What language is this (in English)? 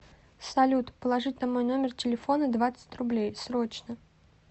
Russian